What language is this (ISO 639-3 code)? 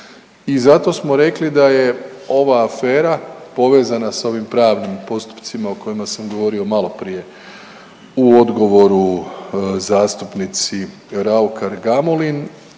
hrv